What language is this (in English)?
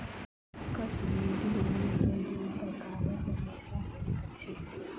Maithili